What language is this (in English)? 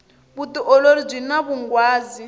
Tsonga